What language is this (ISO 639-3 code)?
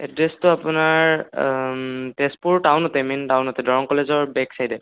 asm